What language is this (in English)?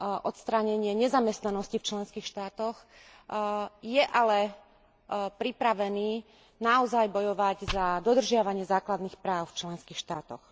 Slovak